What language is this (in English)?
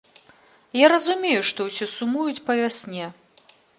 Belarusian